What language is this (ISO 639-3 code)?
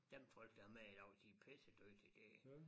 dan